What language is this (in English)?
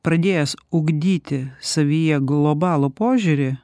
Lithuanian